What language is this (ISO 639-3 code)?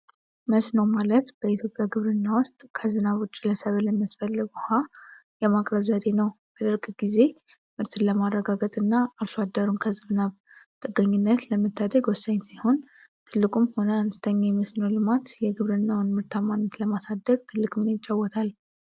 amh